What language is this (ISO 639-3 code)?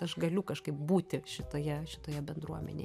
lit